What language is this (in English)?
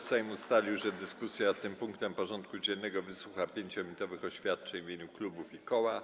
Polish